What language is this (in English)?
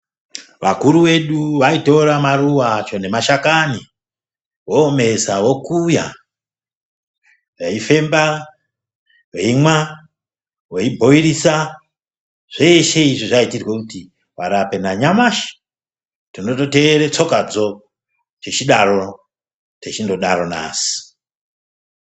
Ndau